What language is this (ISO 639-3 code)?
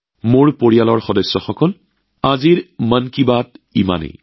asm